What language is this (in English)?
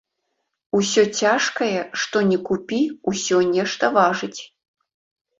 Belarusian